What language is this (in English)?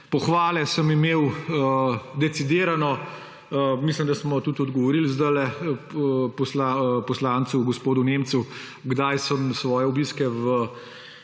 Slovenian